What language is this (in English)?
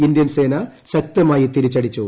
Malayalam